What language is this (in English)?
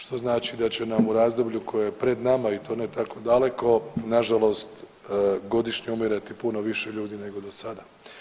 Croatian